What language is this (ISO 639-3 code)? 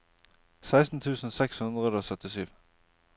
nor